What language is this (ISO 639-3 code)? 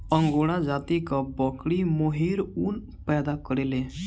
bho